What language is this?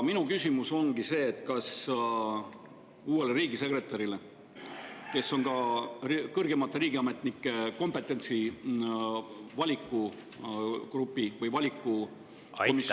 Estonian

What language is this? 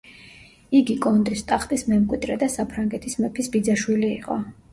Georgian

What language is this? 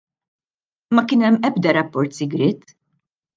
Maltese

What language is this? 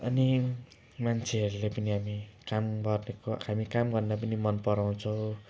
Nepali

